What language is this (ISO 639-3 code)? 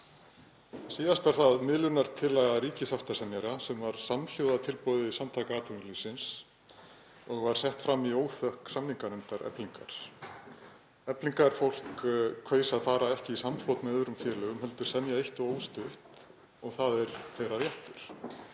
isl